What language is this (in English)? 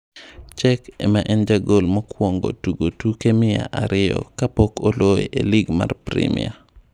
Luo (Kenya and Tanzania)